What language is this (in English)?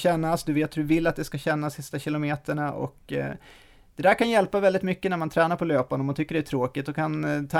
Swedish